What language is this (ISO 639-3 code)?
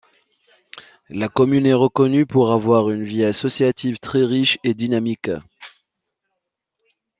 fra